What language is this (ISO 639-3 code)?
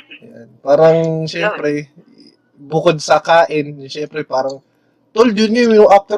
fil